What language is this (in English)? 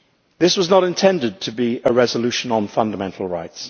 English